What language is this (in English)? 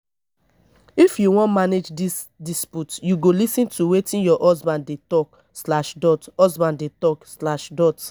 Nigerian Pidgin